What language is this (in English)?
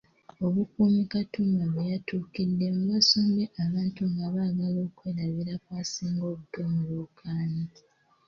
Ganda